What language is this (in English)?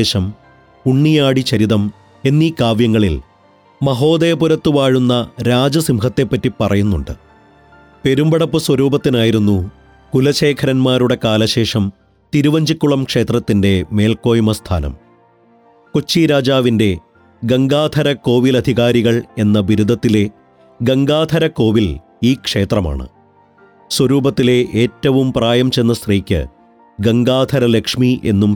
Malayalam